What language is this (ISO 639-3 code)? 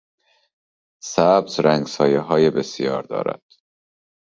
fas